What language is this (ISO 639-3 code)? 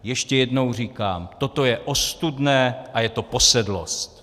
ces